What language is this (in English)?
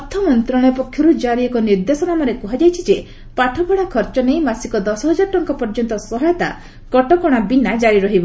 Odia